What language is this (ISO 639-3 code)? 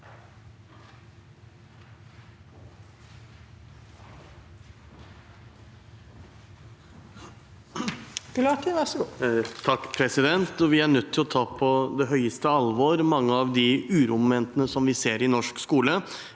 nor